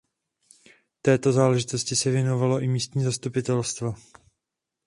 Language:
Czech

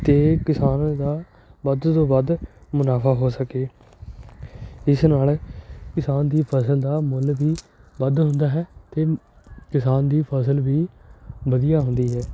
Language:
Punjabi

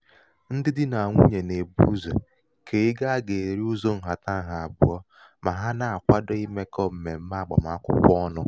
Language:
Igbo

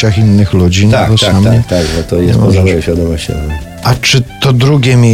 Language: Polish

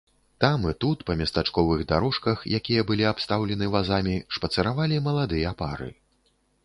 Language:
Belarusian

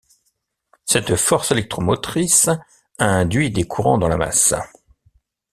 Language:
French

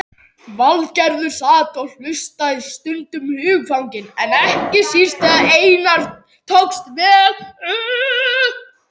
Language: Icelandic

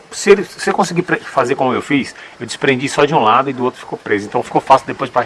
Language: Portuguese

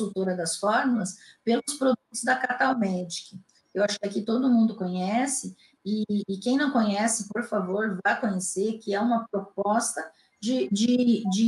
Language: Portuguese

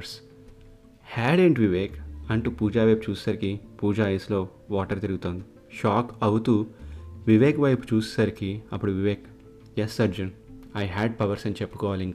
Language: Telugu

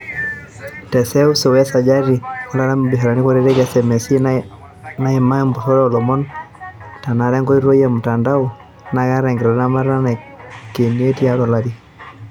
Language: Masai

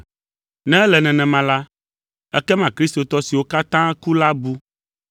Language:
Ewe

